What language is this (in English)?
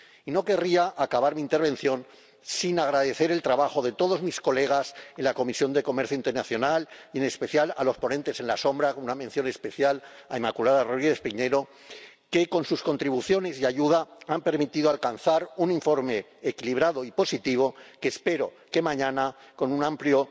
Spanish